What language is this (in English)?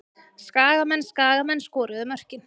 Icelandic